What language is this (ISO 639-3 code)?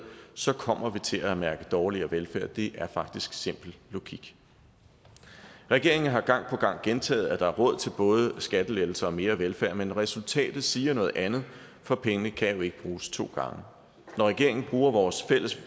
dan